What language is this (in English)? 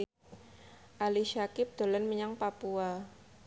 Javanese